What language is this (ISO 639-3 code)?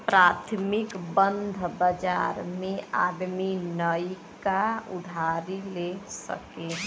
bho